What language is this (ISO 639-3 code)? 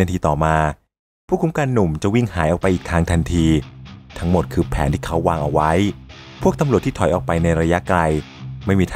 tha